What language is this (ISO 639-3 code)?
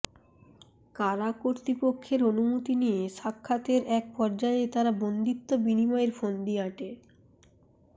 ben